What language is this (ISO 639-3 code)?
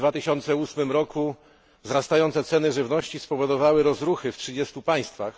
pol